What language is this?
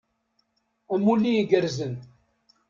Kabyle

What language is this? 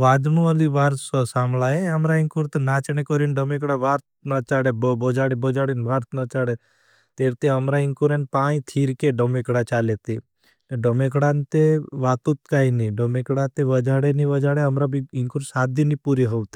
Bhili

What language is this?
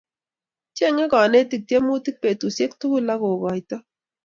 Kalenjin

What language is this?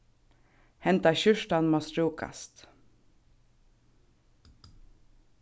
Faroese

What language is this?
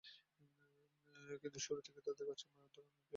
Bangla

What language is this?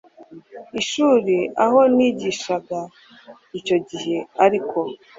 Kinyarwanda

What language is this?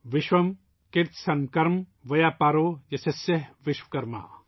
Urdu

